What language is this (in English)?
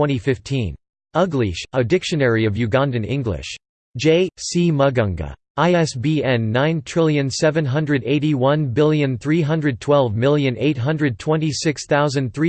English